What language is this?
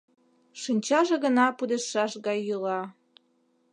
Mari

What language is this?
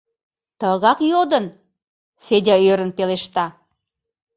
Mari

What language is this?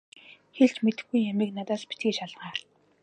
Mongolian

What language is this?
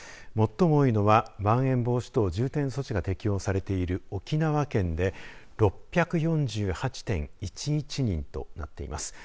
Japanese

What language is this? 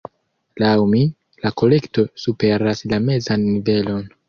Esperanto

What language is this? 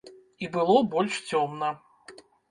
Belarusian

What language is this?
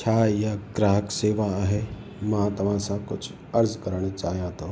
Sindhi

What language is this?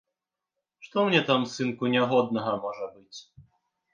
Belarusian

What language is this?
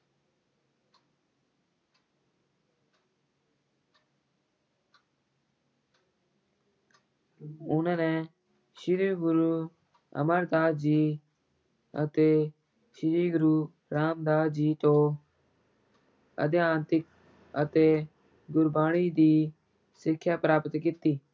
Punjabi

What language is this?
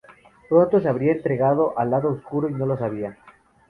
Spanish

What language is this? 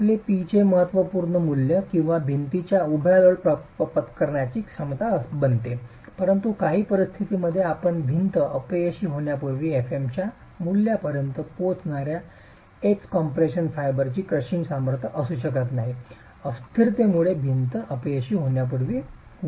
Marathi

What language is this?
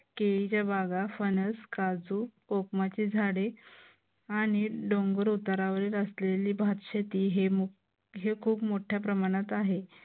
Marathi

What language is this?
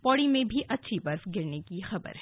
Hindi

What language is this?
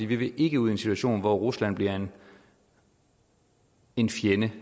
Danish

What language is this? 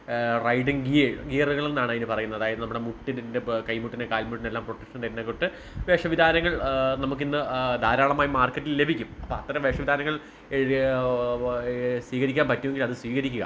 Malayalam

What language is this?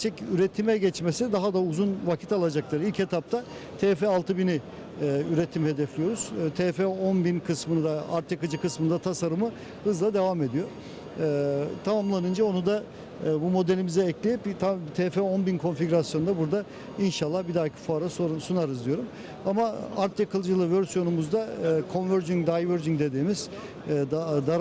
Turkish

